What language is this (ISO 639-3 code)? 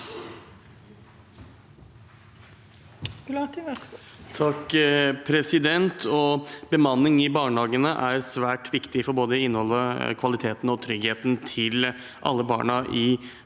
nor